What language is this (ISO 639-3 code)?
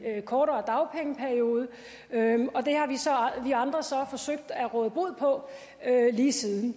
dan